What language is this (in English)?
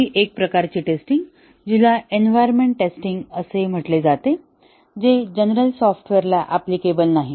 Marathi